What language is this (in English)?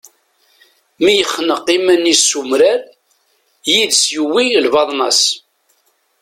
Kabyle